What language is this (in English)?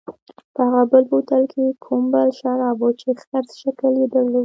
Pashto